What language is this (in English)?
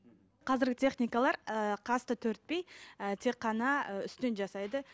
Kazakh